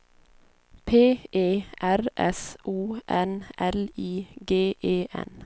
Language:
Swedish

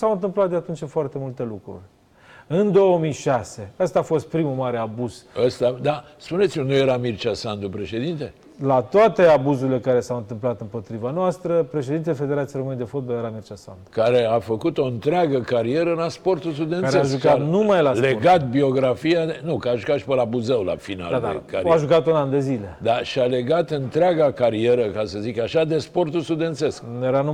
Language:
Romanian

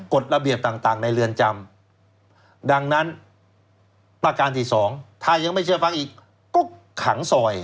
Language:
Thai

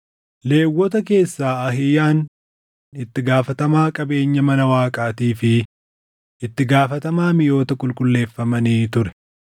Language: Oromo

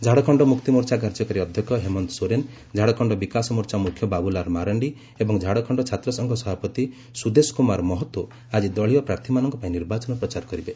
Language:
Odia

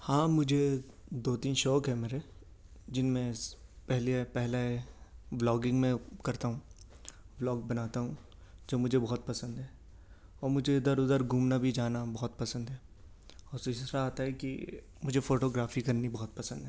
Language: Urdu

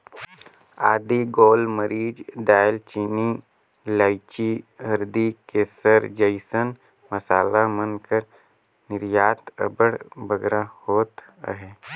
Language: Chhattisgarhi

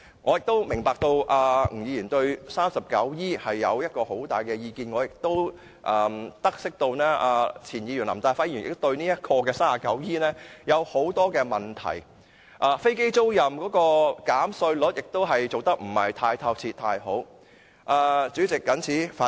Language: Cantonese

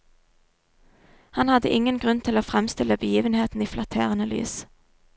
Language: Norwegian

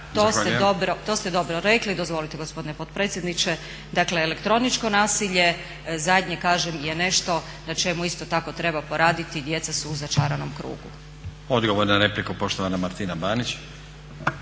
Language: Croatian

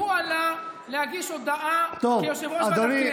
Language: Hebrew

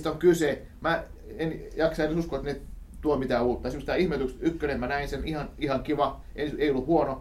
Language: Finnish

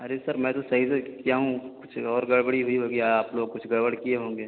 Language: Urdu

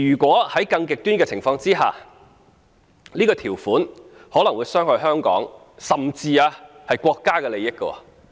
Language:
Cantonese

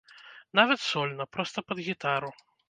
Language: Belarusian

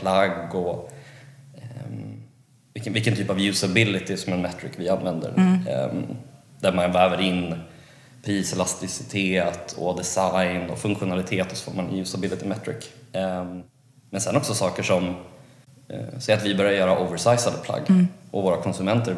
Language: Swedish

